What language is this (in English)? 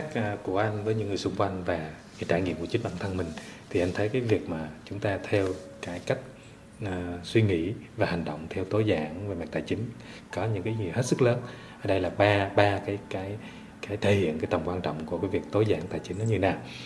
Vietnamese